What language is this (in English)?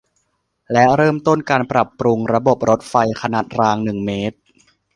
Thai